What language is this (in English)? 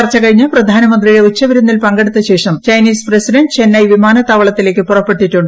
Malayalam